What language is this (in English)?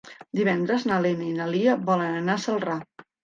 Catalan